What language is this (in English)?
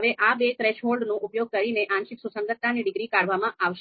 Gujarati